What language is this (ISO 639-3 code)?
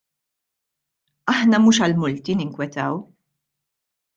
mlt